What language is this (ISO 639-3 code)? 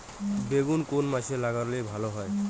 ben